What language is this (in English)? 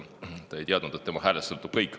Estonian